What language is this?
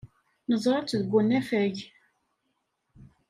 Kabyle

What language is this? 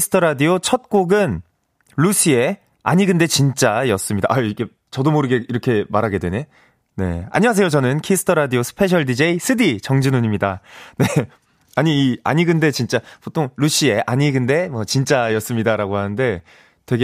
Korean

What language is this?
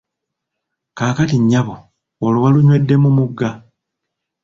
Ganda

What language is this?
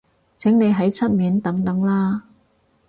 Cantonese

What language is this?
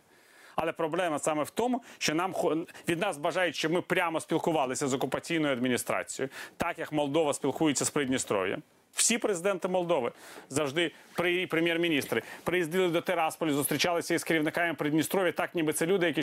Ukrainian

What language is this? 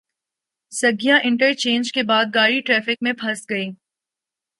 Urdu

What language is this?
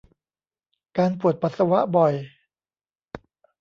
Thai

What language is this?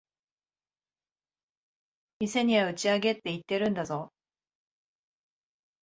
Japanese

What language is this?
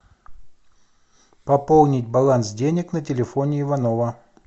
Russian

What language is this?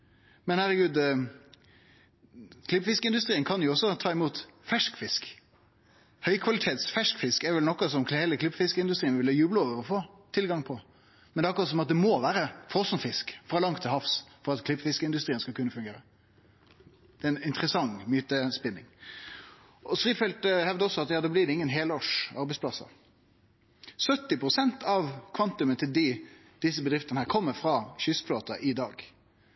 Norwegian Nynorsk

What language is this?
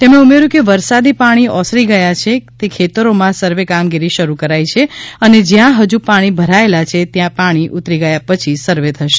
Gujarati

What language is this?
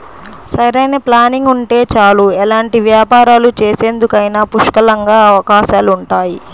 Telugu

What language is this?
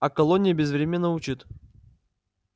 Russian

